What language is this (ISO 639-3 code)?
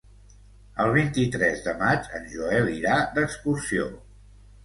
cat